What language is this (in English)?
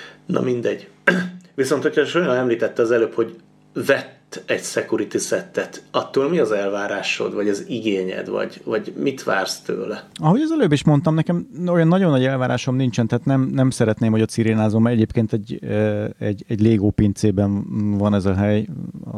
Hungarian